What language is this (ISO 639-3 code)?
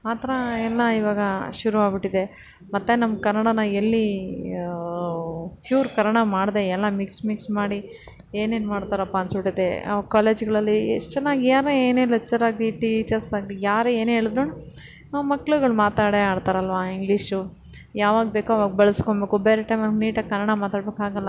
kan